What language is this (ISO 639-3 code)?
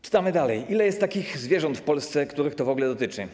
pol